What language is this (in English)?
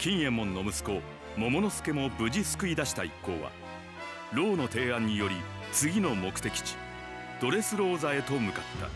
Japanese